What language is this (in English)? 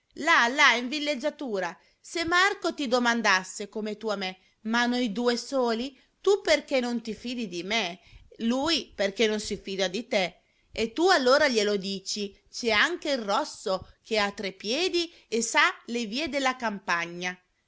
Italian